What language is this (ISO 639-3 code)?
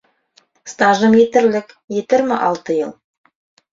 bak